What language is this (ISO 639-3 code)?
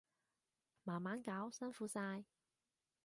yue